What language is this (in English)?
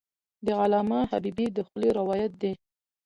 Pashto